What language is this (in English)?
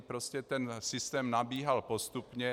Czech